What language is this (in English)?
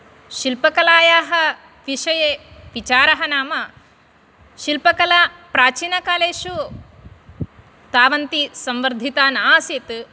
Sanskrit